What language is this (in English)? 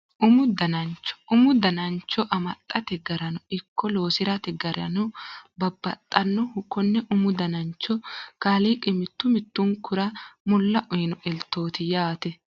Sidamo